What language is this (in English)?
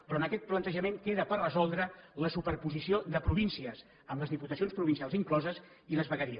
Catalan